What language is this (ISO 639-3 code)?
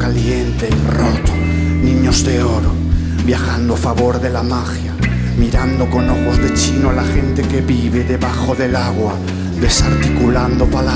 spa